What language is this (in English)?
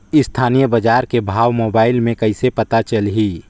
Chhattisgarhi